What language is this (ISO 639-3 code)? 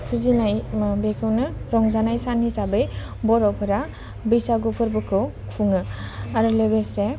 brx